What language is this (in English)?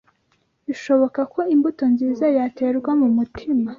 Kinyarwanda